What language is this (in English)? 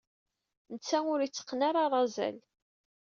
Kabyle